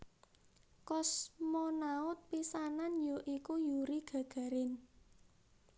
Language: Javanese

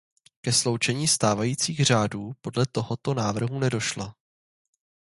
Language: Czech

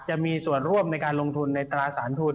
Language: Thai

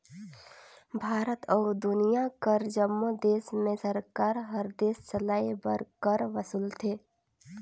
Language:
Chhattisgarhi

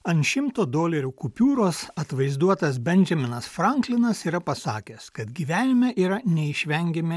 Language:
Lithuanian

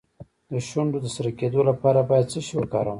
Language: Pashto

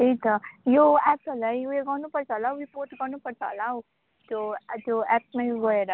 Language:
Nepali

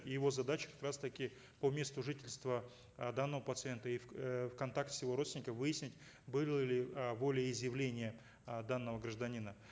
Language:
Kazakh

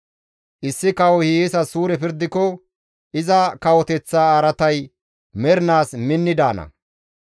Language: Gamo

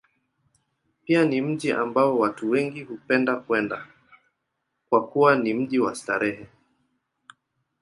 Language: Swahili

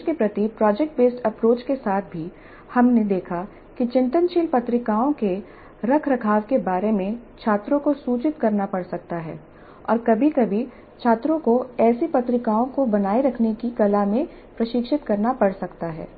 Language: Hindi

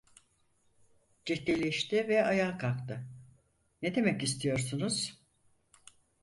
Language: Turkish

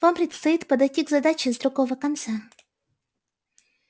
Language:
Russian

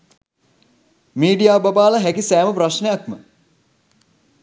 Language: Sinhala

